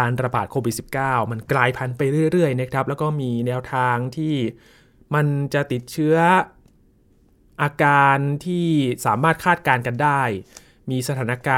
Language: Thai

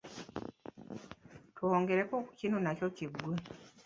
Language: Ganda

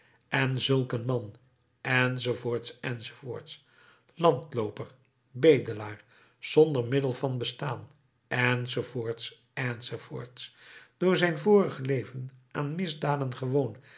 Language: Dutch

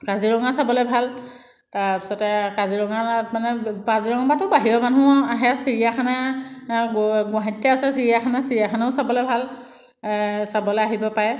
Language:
Assamese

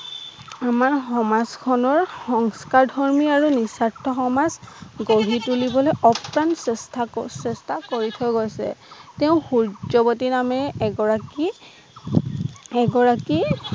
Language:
Assamese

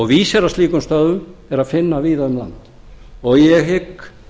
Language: Icelandic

